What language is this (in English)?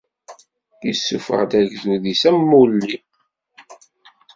Kabyle